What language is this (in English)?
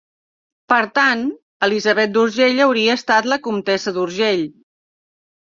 Catalan